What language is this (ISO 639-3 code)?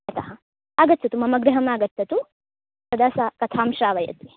san